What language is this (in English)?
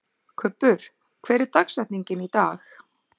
Icelandic